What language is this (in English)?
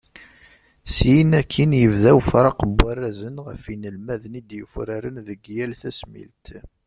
Kabyle